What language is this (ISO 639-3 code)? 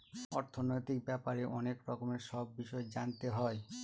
ben